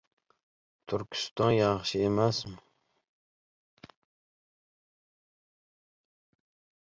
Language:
Uzbek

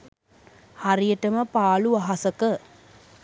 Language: Sinhala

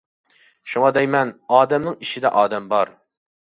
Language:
Uyghur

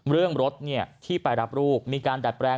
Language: Thai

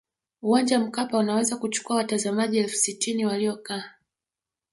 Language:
Swahili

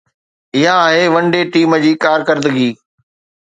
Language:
Sindhi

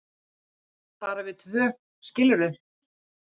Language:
Icelandic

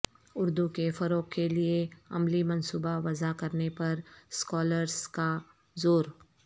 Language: Urdu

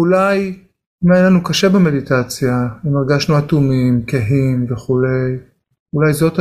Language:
Hebrew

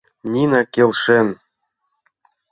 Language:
Mari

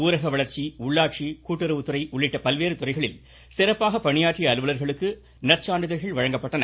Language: Tamil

